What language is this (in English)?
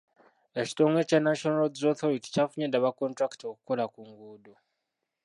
Ganda